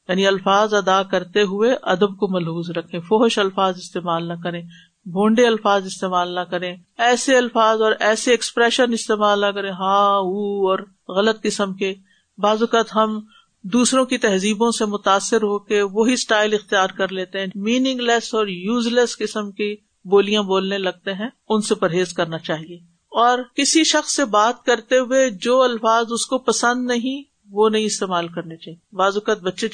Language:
Urdu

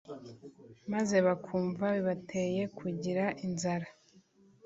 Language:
Kinyarwanda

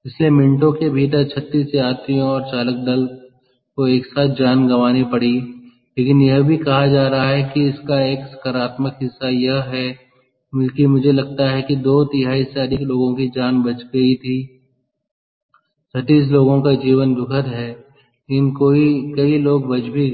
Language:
Hindi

